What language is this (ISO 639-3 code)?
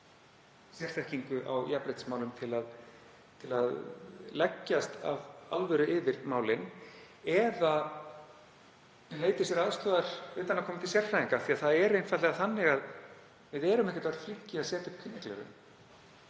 isl